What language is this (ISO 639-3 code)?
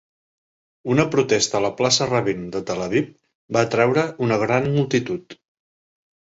cat